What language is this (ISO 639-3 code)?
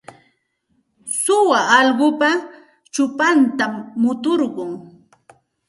qxt